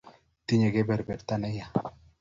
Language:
Kalenjin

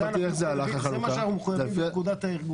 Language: Hebrew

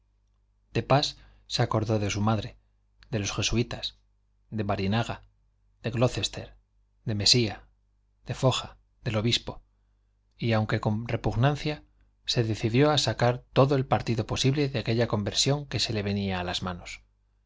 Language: Spanish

